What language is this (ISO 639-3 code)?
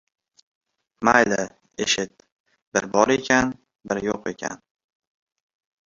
uzb